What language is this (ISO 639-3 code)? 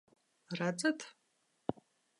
lav